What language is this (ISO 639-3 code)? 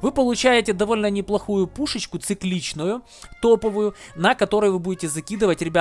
rus